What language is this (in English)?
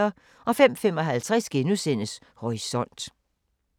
Danish